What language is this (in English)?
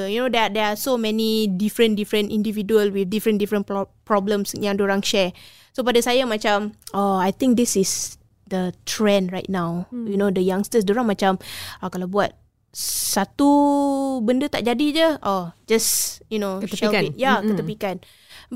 Malay